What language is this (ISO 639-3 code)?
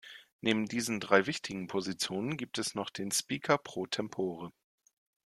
deu